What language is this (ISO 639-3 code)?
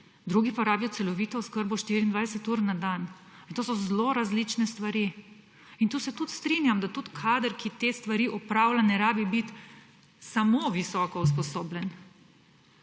slv